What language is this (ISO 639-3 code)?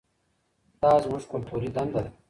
pus